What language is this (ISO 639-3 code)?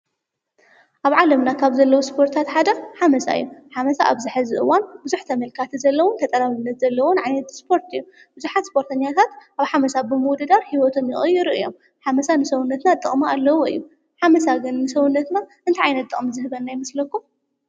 tir